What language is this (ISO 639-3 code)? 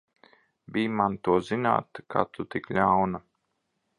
lav